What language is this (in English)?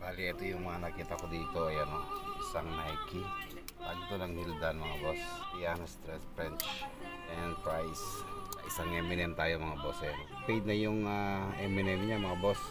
Filipino